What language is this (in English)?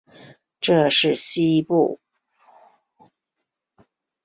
Chinese